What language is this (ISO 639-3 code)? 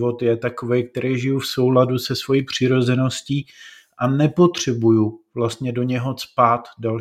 ces